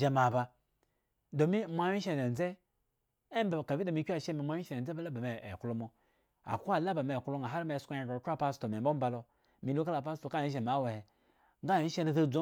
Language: Eggon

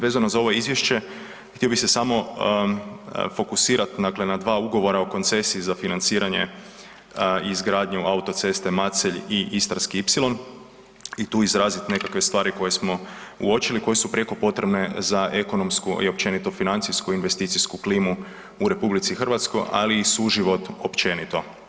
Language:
Croatian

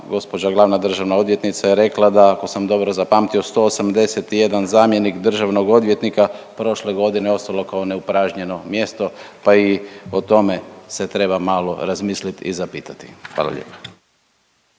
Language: Croatian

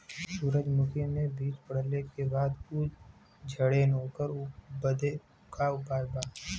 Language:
Bhojpuri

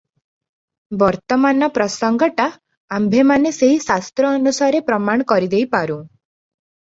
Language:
Odia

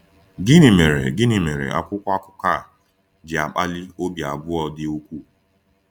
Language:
Igbo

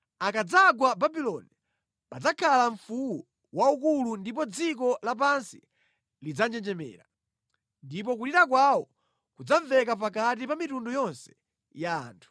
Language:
Nyanja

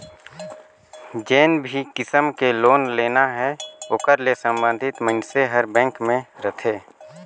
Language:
Chhattisgarhi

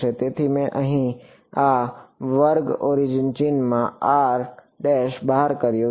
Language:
Gujarati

